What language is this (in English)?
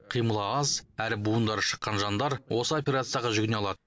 Kazakh